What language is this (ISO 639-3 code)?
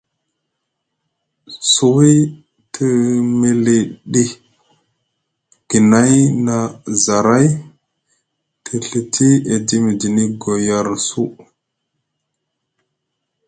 mug